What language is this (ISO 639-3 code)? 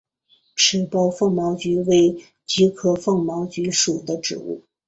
zho